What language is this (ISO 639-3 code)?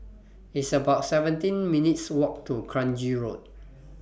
eng